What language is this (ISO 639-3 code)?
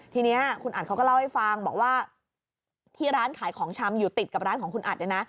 tha